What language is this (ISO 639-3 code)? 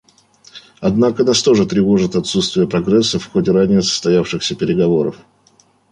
rus